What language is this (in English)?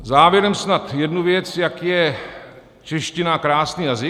Czech